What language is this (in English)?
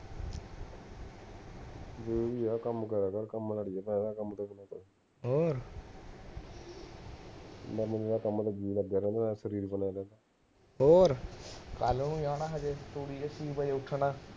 Punjabi